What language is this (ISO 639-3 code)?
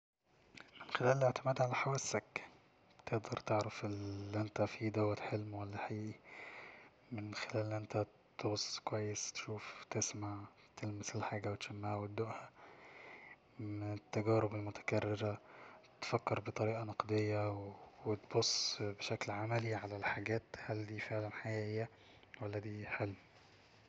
arz